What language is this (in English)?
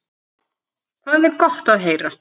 Icelandic